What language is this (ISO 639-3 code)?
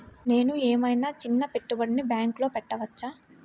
tel